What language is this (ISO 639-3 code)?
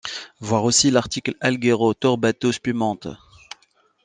fra